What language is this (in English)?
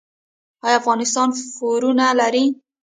Pashto